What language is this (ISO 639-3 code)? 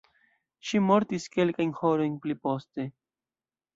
epo